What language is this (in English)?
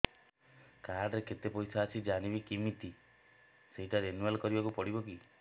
Odia